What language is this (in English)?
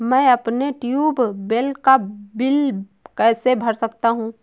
Hindi